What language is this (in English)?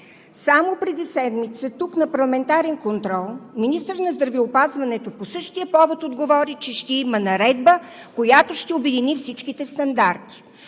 Bulgarian